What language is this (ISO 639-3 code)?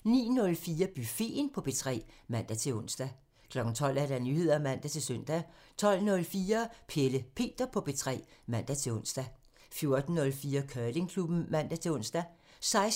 dan